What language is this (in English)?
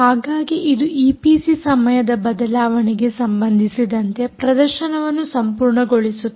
Kannada